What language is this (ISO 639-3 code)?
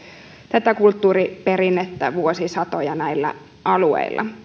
fin